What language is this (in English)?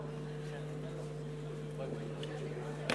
Hebrew